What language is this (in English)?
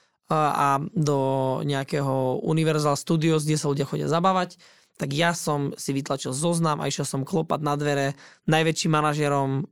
Slovak